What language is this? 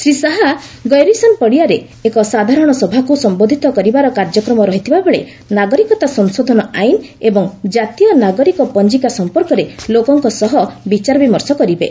Odia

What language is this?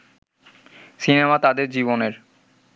Bangla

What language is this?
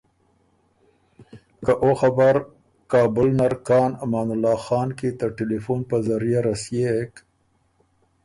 Ormuri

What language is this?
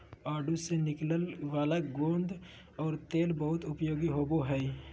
Magahi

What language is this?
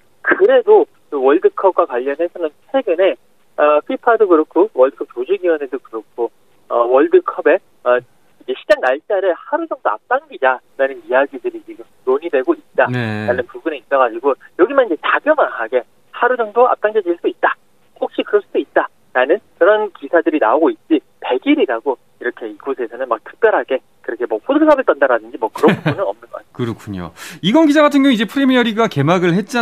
Korean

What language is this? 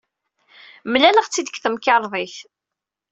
Kabyle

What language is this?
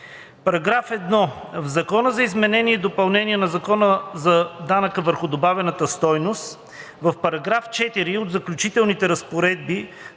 Bulgarian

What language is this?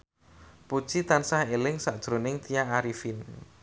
Javanese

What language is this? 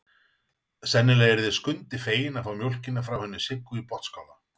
Icelandic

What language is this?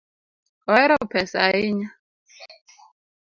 Luo (Kenya and Tanzania)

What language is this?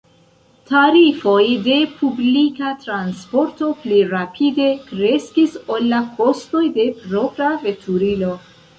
Esperanto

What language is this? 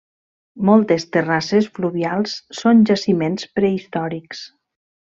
Catalan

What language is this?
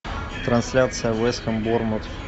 Russian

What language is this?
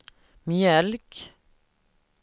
Swedish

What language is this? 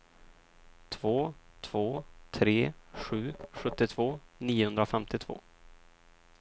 Swedish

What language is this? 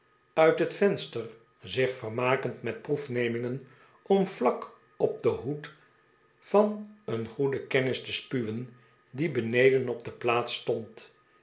Dutch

